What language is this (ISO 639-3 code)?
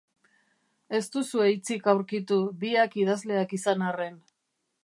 eus